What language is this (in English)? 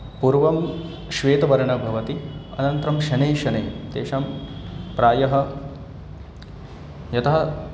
Sanskrit